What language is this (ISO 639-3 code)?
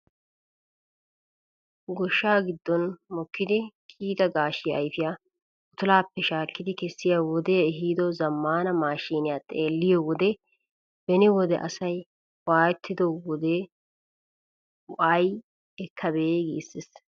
wal